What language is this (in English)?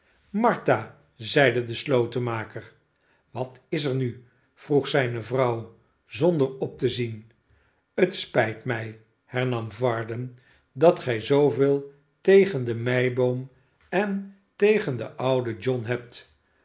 Dutch